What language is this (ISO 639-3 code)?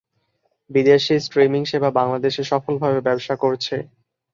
ben